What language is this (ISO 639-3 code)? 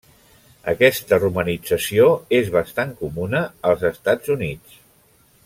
cat